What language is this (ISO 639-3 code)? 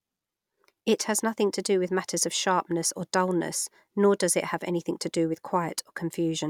eng